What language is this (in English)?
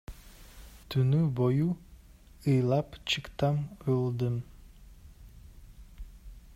Kyrgyz